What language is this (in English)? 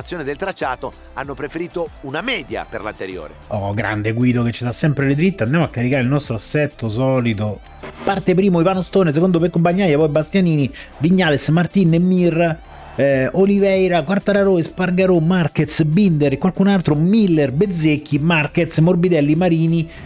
Italian